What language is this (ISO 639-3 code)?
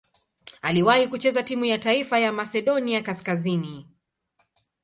swa